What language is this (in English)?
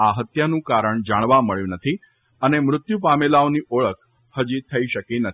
Gujarati